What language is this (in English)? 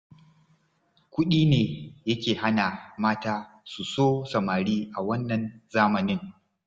Hausa